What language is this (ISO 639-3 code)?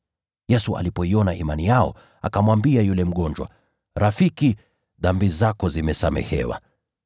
swa